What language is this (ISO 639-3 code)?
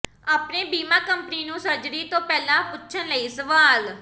pan